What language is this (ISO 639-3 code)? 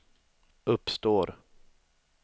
swe